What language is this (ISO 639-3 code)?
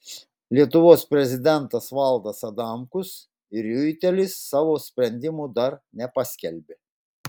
lit